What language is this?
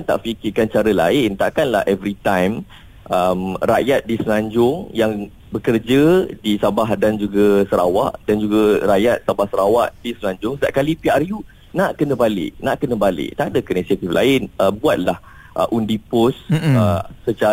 Malay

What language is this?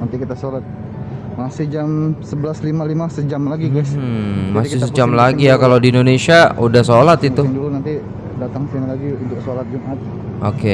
Indonesian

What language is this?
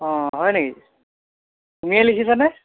Assamese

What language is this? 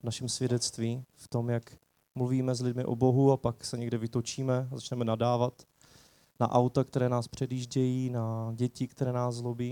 Czech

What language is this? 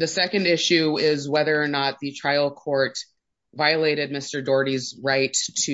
English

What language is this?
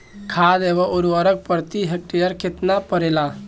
Bhojpuri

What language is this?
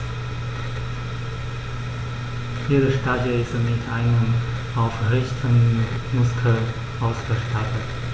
German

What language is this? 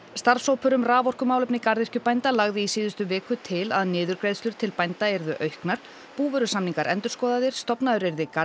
Icelandic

